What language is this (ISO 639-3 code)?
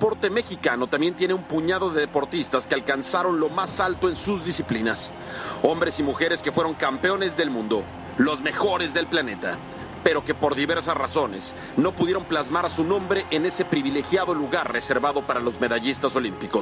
spa